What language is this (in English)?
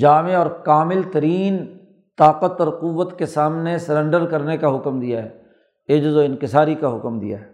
Urdu